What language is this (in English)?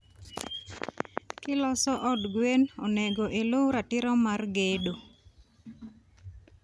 Luo (Kenya and Tanzania)